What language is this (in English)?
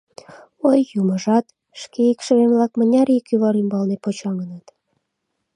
Mari